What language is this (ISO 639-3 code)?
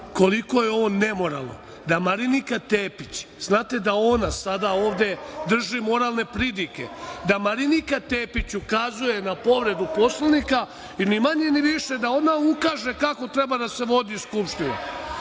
srp